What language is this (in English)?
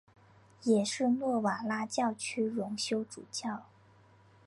Chinese